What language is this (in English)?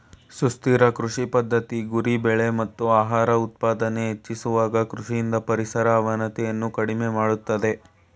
Kannada